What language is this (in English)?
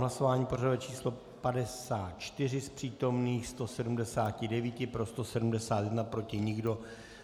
Czech